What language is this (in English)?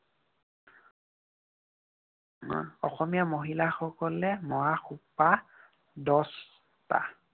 Assamese